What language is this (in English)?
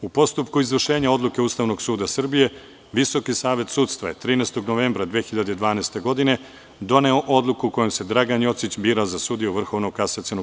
Serbian